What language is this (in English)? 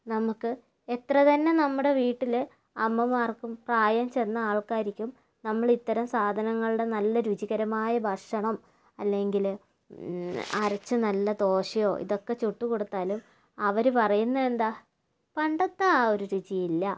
Malayalam